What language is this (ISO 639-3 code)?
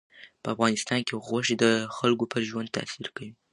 pus